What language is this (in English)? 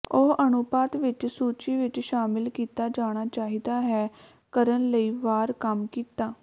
Punjabi